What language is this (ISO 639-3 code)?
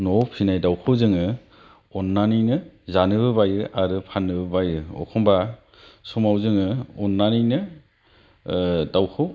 brx